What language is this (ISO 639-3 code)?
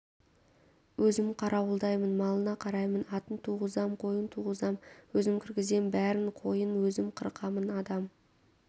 kaz